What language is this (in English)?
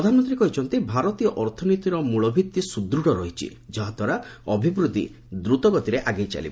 Odia